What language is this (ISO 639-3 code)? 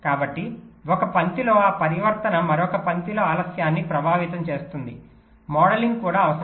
tel